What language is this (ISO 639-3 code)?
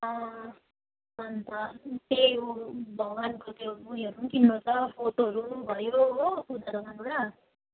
nep